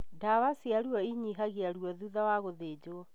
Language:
Kikuyu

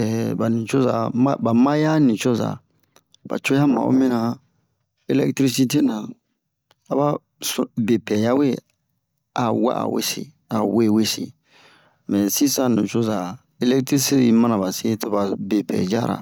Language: Bomu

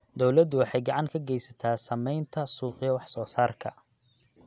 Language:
Somali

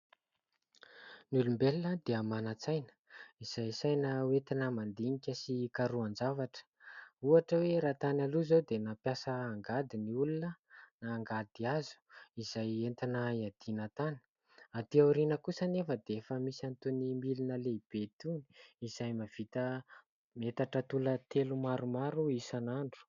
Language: Malagasy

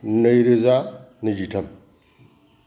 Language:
Bodo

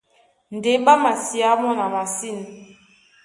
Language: Duala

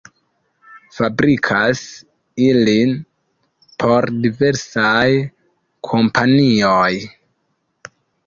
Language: Esperanto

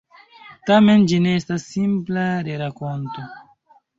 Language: Esperanto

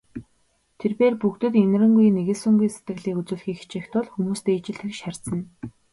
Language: Mongolian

